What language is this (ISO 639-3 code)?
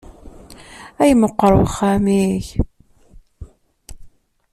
kab